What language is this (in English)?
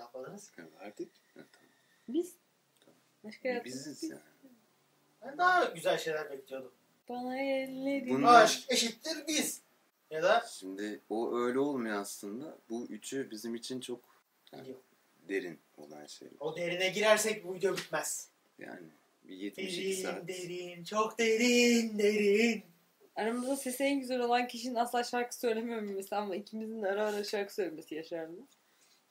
Turkish